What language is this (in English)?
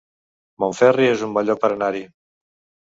Catalan